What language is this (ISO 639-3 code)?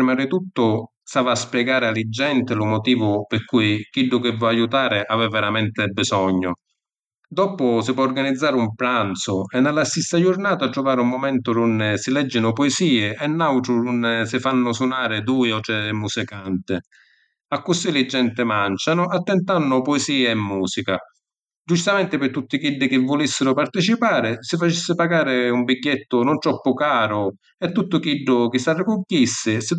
scn